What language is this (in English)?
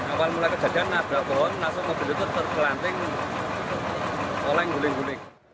Indonesian